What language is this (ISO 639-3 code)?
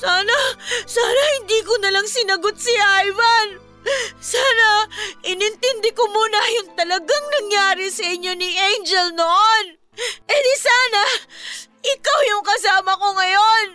fil